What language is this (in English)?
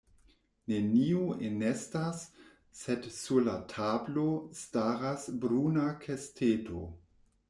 Esperanto